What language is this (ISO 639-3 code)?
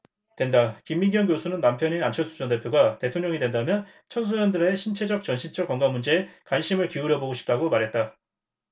kor